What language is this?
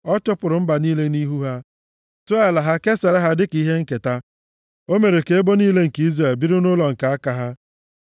Igbo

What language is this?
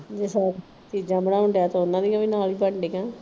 Punjabi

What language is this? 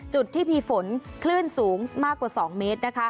Thai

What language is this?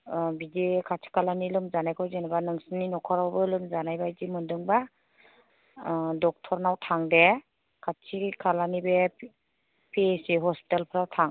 Bodo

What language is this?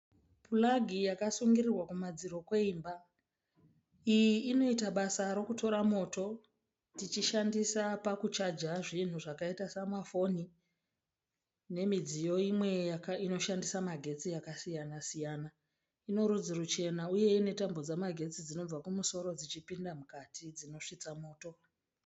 Shona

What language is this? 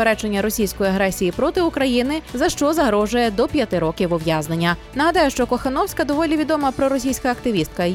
Ukrainian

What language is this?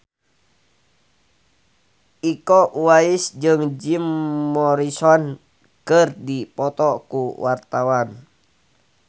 Sundanese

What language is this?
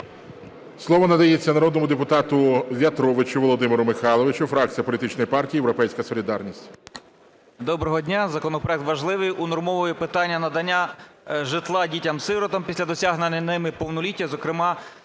Ukrainian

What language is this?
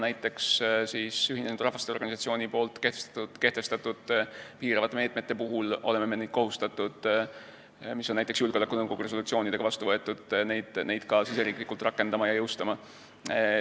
Estonian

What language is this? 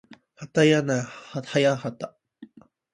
Japanese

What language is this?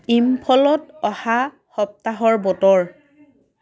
Assamese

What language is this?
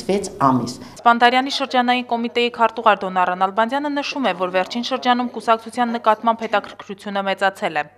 Romanian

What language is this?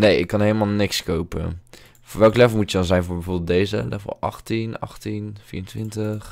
Dutch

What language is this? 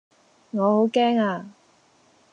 Cantonese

